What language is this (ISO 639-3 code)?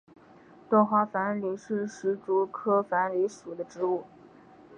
zho